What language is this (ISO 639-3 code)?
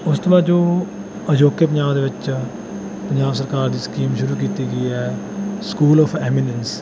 pan